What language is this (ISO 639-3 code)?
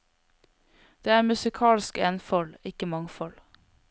nor